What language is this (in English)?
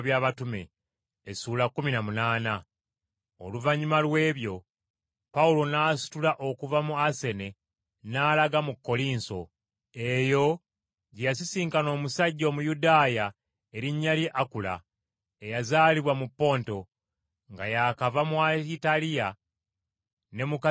Ganda